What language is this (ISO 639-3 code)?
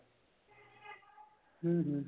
pan